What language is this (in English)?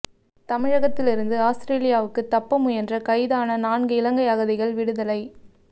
Tamil